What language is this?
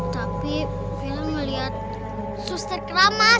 Indonesian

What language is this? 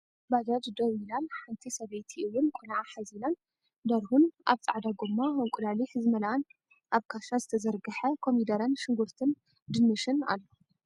Tigrinya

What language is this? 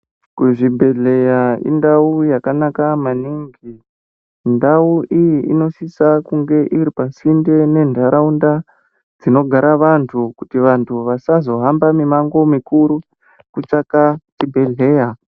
Ndau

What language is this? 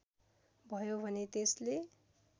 Nepali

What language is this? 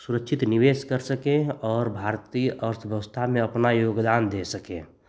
Hindi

